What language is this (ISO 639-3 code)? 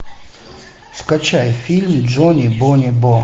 rus